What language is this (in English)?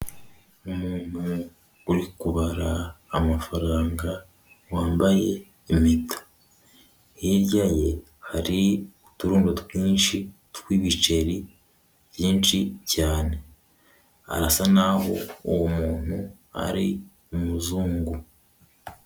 Kinyarwanda